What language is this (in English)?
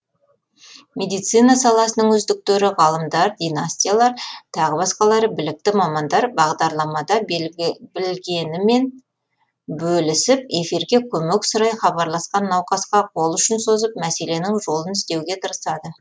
Kazakh